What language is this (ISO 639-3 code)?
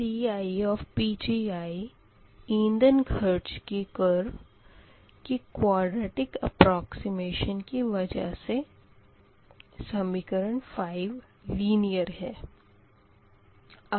hin